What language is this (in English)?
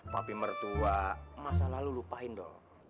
Indonesian